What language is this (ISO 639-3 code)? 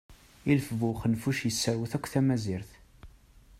kab